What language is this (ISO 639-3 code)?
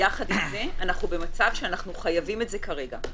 heb